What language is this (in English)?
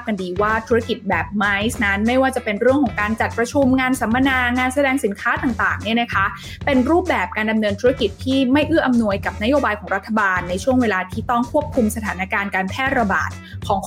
Thai